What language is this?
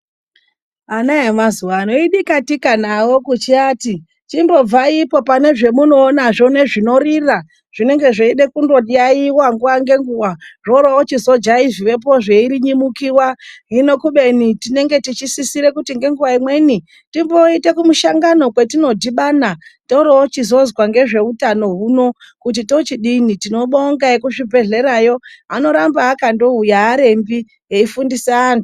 Ndau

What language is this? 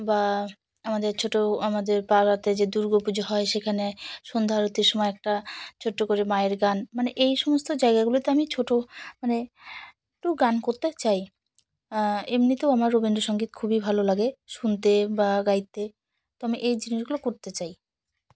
Bangla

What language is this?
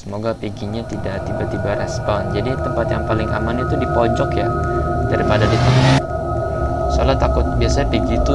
Indonesian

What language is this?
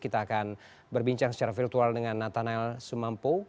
Indonesian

